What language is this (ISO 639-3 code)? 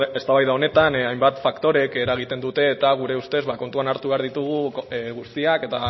eus